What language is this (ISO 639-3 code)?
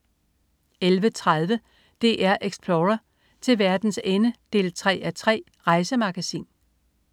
dan